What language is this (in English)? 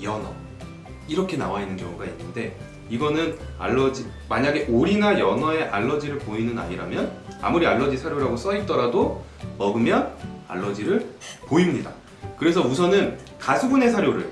Korean